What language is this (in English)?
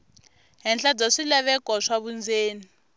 Tsonga